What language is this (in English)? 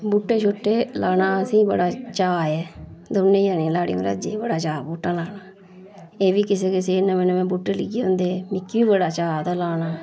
Dogri